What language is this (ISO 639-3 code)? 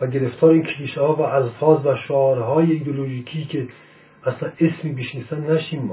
fas